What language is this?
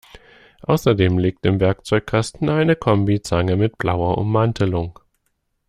German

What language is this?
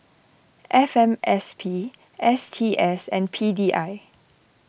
English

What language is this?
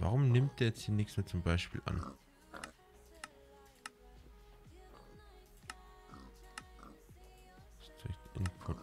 German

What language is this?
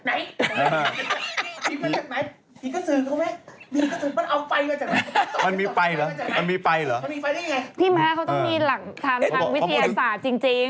Thai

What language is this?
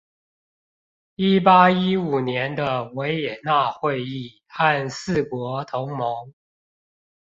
Chinese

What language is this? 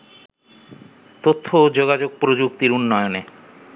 Bangla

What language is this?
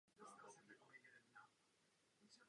Czech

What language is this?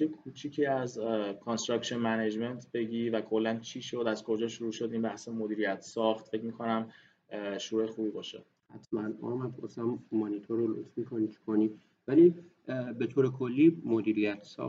Persian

